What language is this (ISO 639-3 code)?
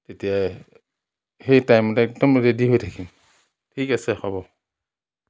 asm